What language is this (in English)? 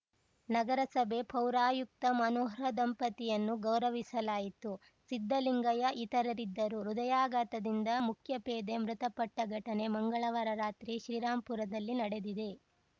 Kannada